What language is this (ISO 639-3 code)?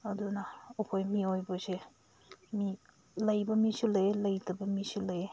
mni